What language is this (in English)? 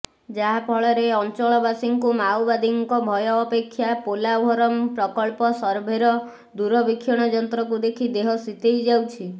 Odia